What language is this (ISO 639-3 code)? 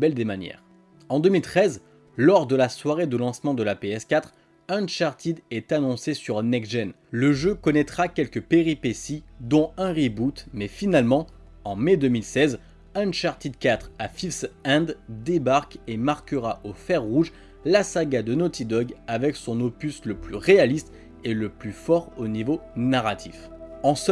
fra